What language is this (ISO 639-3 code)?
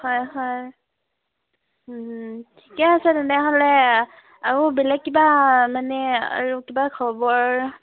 asm